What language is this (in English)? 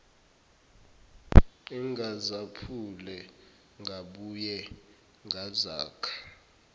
Zulu